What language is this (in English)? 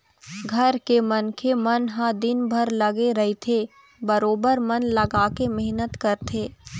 Chhattisgarhi